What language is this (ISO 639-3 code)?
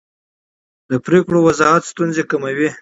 pus